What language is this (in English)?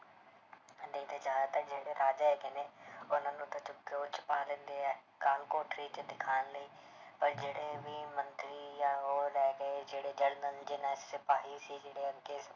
Punjabi